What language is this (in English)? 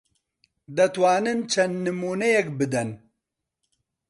Central Kurdish